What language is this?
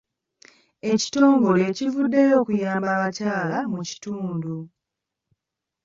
Ganda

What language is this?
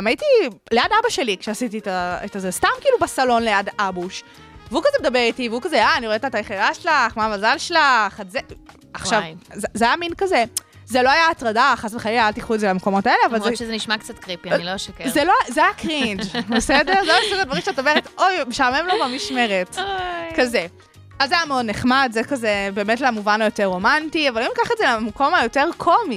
Hebrew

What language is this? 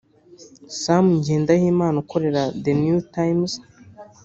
Kinyarwanda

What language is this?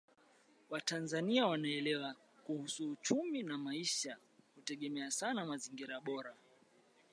Swahili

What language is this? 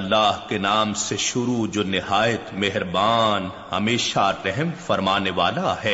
Urdu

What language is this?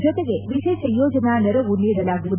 Kannada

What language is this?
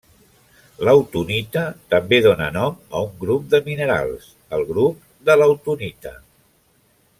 Catalan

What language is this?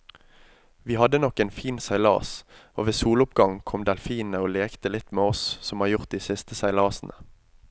Norwegian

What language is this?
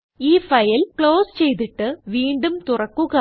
Malayalam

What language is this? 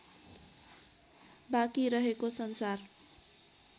Nepali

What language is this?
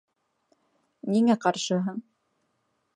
Bashkir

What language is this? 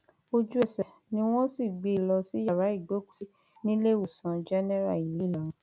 Yoruba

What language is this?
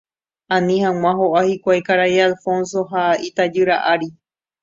Guarani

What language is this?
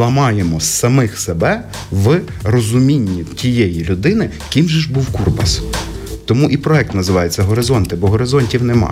Ukrainian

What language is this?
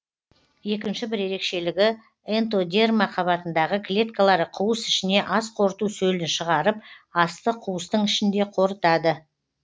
Kazakh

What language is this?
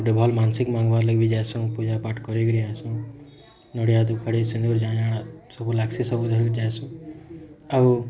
Odia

